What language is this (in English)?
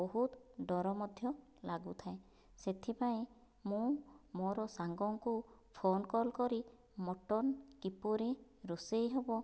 Odia